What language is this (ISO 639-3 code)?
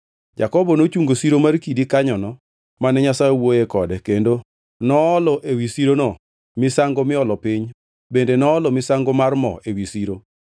luo